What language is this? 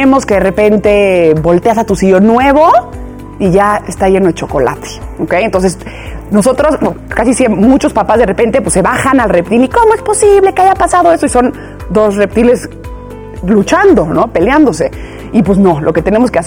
Spanish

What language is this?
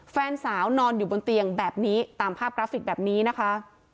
Thai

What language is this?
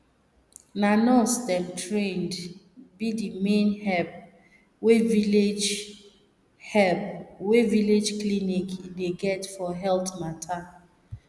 Nigerian Pidgin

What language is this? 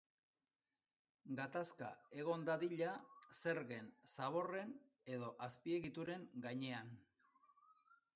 Basque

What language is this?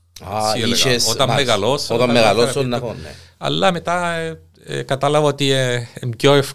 Greek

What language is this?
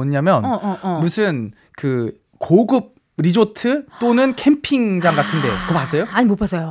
Korean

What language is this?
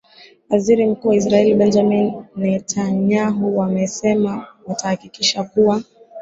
Swahili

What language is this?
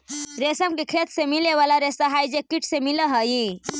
Magahi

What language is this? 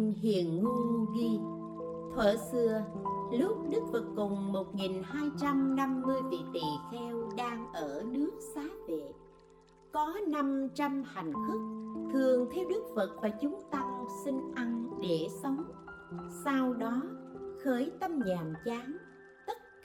Vietnamese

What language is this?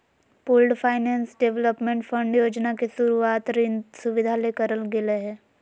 Magahi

